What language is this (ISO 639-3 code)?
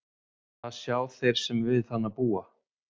isl